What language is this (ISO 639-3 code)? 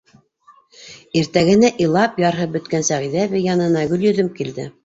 bak